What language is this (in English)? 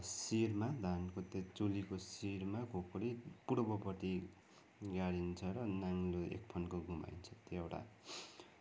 Nepali